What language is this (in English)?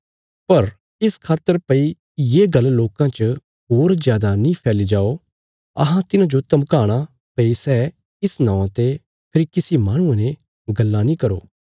Bilaspuri